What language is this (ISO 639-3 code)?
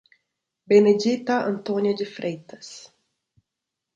por